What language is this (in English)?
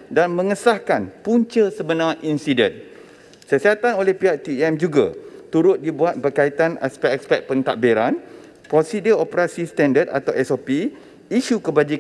Malay